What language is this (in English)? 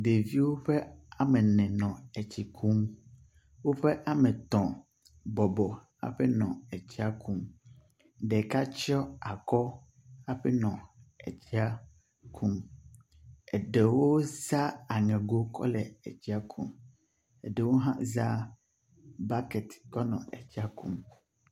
Ewe